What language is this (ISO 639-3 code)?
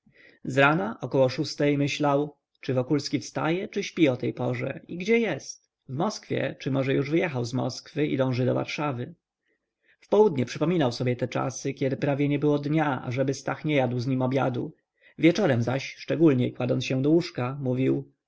pol